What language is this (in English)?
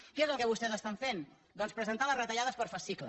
Catalan